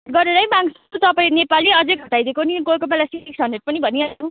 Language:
Nepali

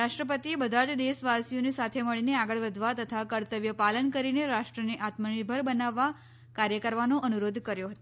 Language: Gujarati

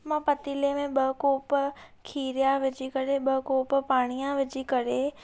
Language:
Sindhi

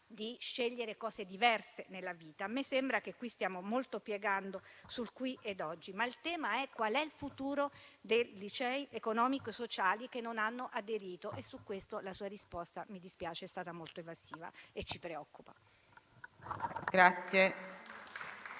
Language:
Italian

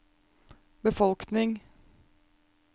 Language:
Norwegian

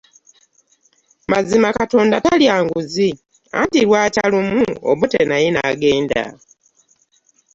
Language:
Ganda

